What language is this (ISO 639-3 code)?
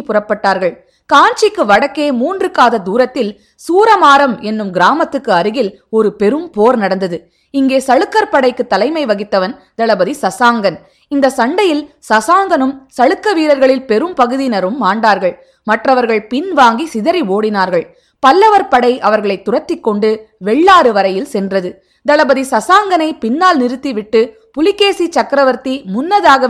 tam